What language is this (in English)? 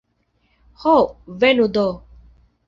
Esperanto